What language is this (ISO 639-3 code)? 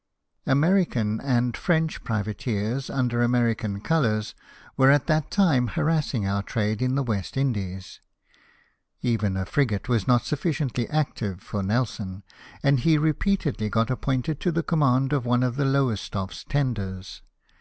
eng